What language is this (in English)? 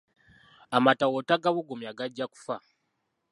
Ganda